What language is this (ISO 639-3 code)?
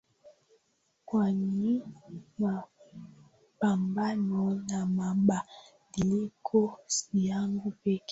swa